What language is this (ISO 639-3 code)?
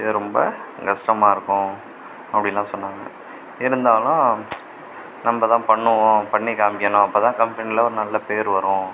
tam